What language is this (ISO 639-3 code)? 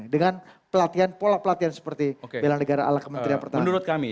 ind